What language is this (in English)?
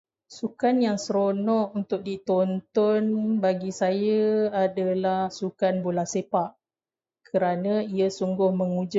Malay